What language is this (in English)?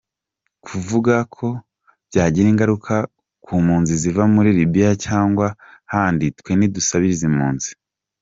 Kinyarwanda